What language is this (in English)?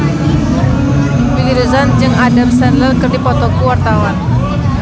Sundanese